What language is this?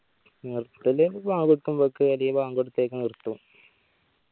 Malayalam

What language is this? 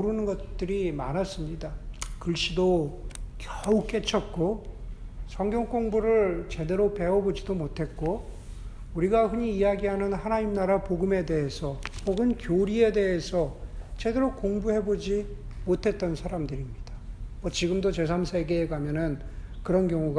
Korean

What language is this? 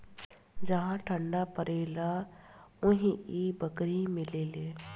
Bhojpuri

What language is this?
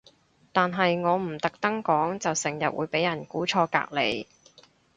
Cantonese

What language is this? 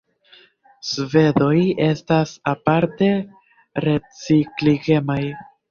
Esperanto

